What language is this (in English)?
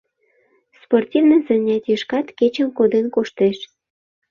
Mari